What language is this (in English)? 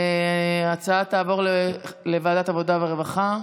Hebrew